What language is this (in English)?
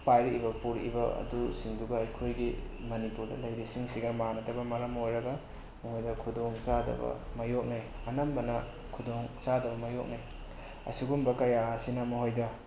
Manipuri